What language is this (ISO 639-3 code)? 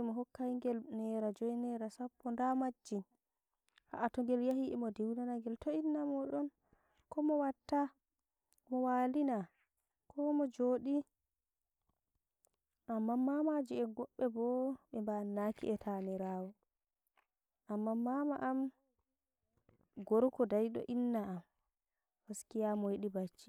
fuv